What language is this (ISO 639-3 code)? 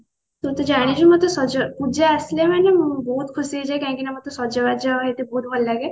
ori